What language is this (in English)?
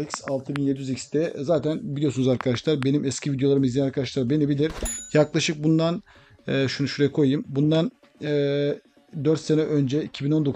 Turkish